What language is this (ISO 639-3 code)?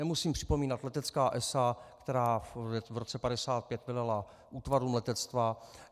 ces